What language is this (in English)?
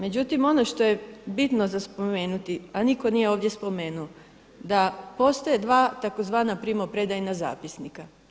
Croatian